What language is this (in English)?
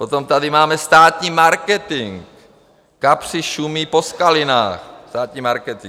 Czech